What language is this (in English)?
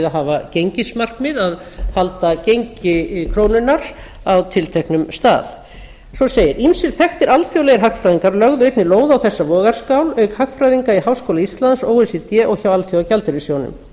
Icelandic